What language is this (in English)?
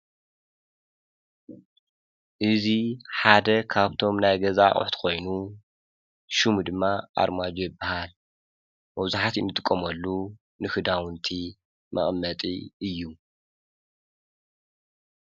Tigrinya